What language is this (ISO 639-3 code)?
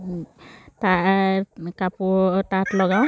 asm